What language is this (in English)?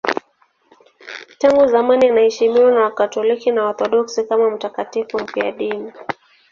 Swahili